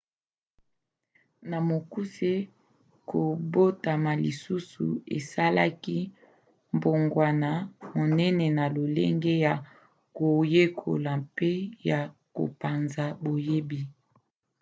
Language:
Lingala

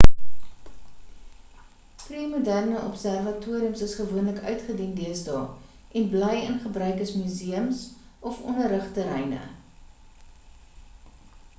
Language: Afrikaans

